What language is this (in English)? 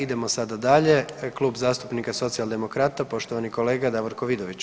Croatian